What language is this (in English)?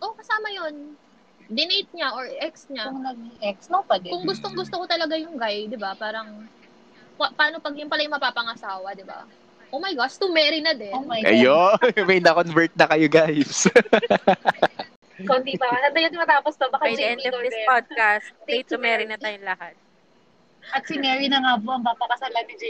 Filipino